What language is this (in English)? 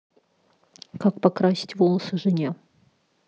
Russian